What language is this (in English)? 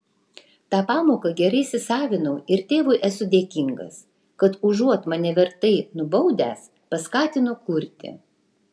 Lithuanian